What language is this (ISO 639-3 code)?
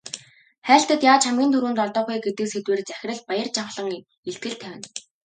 mon